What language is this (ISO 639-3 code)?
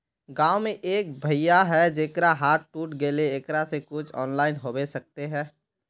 mag